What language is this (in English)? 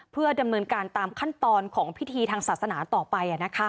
Thai